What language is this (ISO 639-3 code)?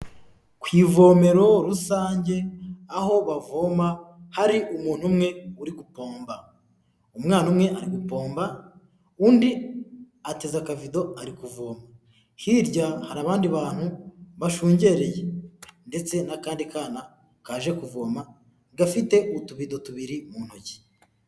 kin